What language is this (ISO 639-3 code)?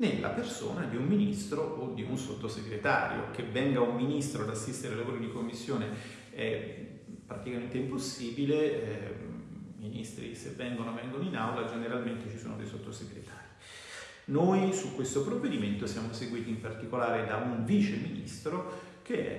ita